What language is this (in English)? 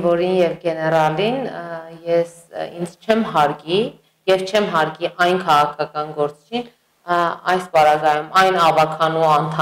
Turkish